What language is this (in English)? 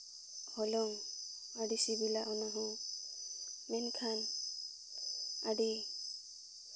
Santali